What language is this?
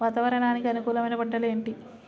Telugu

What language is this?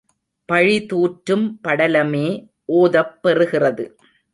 Tamil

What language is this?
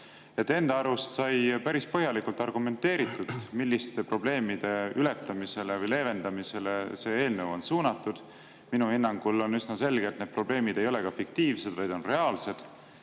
Estonian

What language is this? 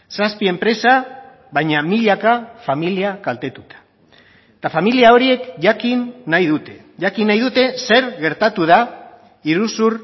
Basque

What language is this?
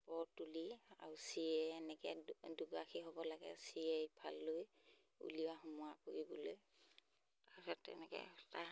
Assamese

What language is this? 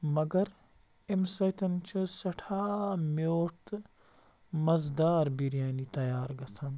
Kashmiri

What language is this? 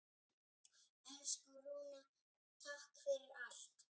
Icelandic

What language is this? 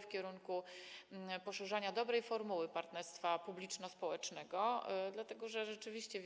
Polish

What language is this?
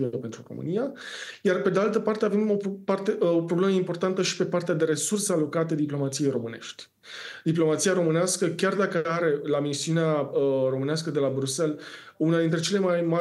Romanian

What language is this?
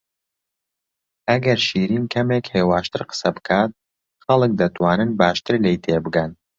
Central Kurdish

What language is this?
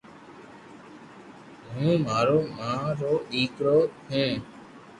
Loarki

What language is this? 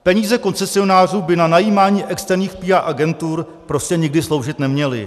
Czech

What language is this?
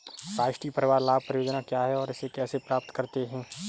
Hindi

